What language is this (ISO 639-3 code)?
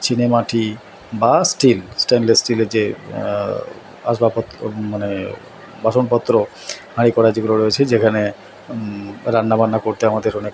ben